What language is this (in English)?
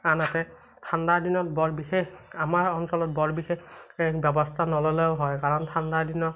Assamese